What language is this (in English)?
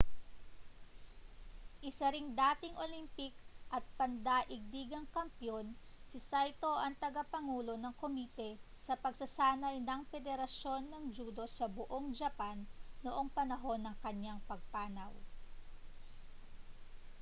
Filipino